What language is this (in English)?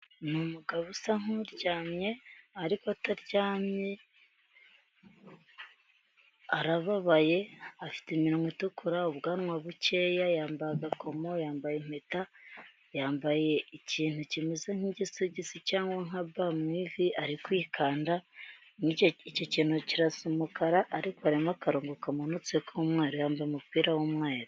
Kinyarwanda